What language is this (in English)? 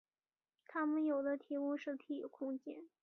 Chinese